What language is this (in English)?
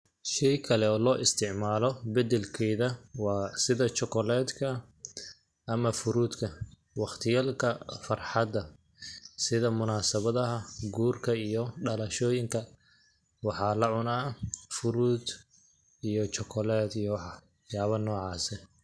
Somali